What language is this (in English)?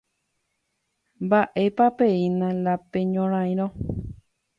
Guarani